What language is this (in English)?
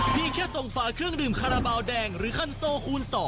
Thai